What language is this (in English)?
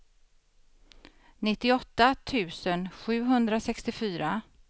Swedish